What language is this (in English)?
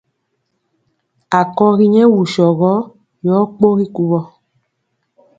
Mpiemo